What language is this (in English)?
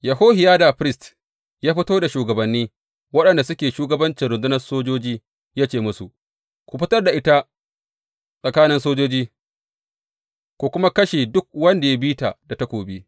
Hausa